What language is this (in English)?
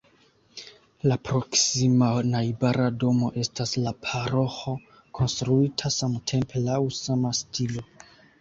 Esperanto